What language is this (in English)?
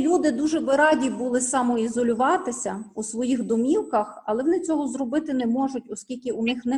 Ukrainian